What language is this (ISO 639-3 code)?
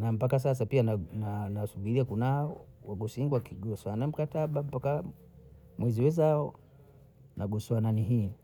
bou